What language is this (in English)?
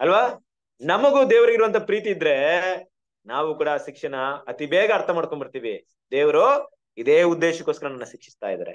Kannada